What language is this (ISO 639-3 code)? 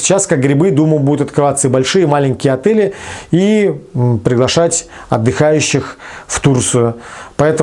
rus